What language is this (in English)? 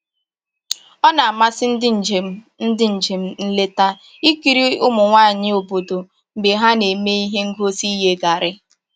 Igbo